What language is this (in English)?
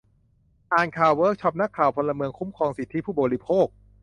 Thai